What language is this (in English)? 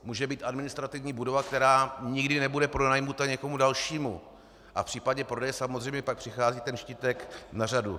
Czech